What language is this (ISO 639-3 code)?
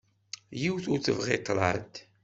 kab